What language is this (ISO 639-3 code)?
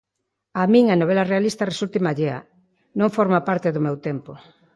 glg